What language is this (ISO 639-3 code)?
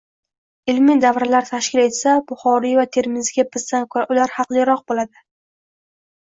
uzb